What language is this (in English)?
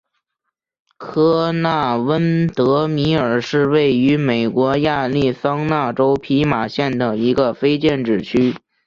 Chinese